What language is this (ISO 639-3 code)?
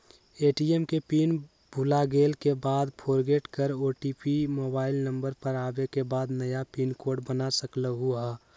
mag